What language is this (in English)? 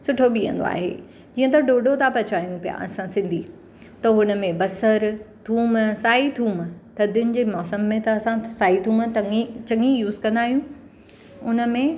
Sindhi